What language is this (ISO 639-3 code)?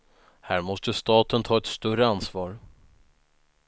swe